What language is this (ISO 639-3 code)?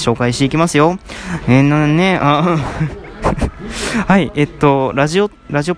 jpn